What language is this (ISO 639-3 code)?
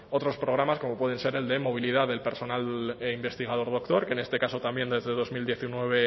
spa